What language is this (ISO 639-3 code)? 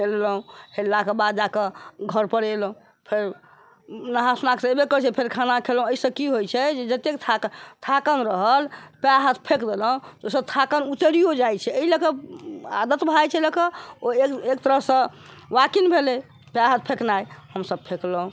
mai